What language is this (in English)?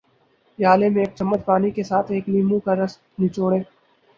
Urdu